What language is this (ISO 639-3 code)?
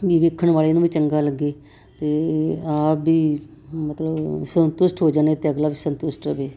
pan